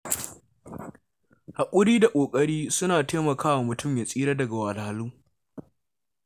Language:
Hausa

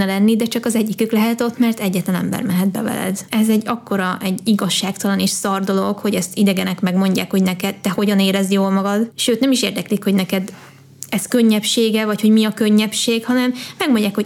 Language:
Hungarian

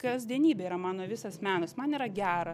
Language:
Lithuanian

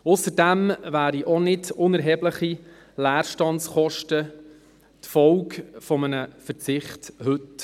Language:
Swiss German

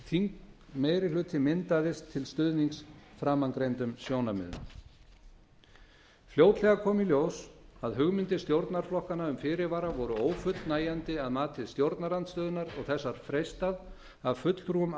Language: Icelandic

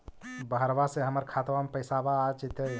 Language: Magahi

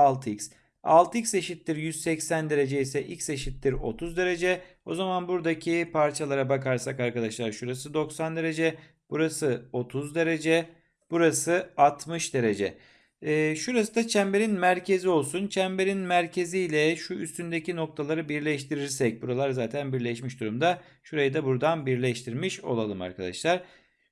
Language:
Turkish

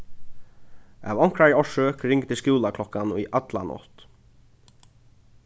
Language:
Faroese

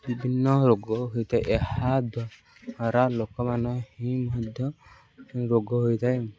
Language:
Odia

